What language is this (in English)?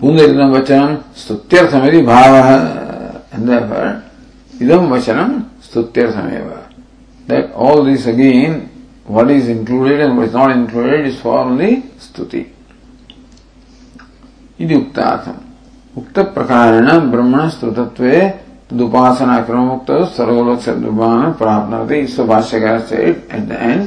English